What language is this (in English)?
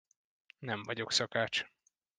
Hungarian